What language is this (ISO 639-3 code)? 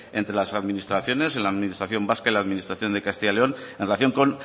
spa